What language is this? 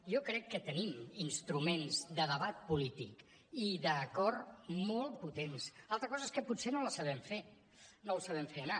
Catalan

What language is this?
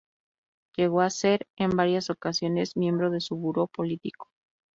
Spanish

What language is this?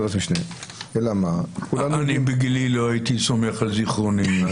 Hebrew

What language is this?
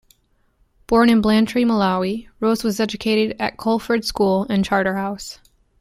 English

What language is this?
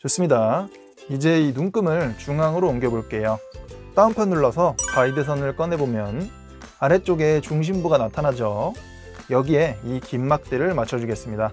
Korean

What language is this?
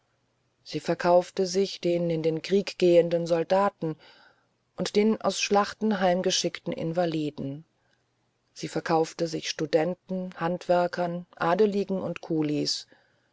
German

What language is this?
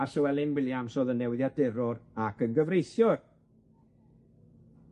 Welsh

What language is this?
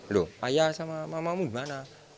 Indonesian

